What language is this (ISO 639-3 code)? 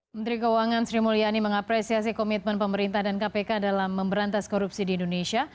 ind